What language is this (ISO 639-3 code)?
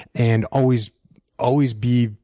eng